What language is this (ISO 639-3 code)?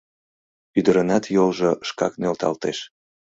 chm